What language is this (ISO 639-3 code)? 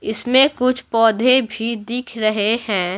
hin